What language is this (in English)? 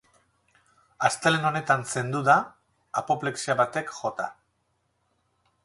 Basque